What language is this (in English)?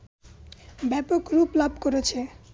Bangla